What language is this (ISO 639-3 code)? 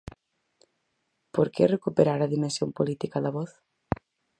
glg